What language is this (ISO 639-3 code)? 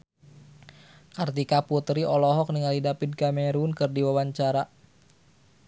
sun